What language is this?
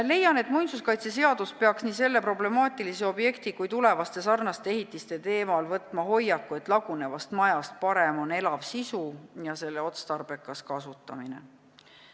Estonian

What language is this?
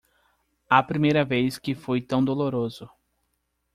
Portuguese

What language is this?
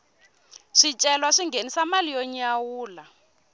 Tsonga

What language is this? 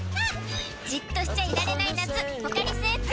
Japanese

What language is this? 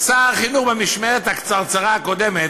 Hebrew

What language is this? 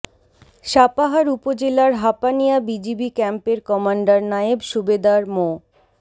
Bangla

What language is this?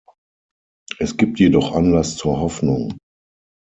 German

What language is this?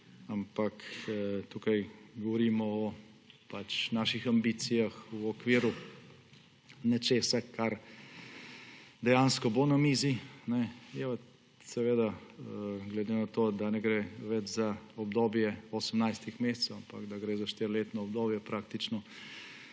Slovenian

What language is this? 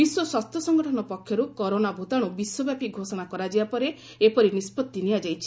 Odia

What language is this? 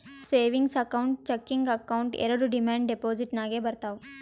Kannada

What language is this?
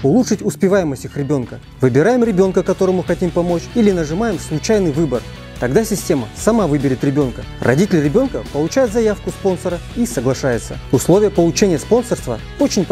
Russian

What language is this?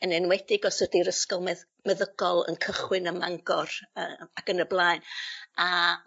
Welsh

